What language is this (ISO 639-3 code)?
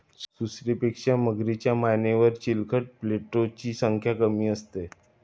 mar